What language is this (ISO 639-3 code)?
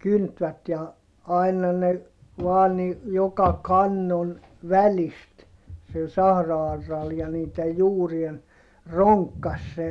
fin